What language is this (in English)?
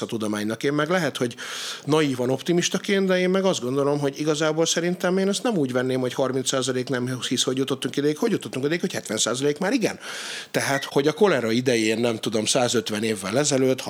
Hungarian